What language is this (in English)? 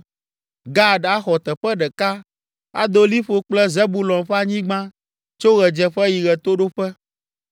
Ewe